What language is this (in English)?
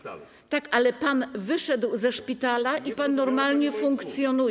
Polish